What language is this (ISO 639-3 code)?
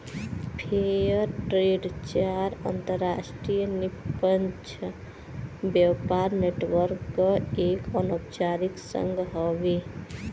bho